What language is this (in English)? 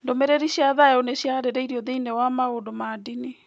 Kikuyu